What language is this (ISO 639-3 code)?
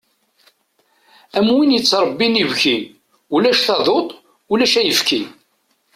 kab